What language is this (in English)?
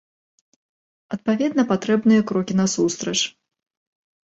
Belarusian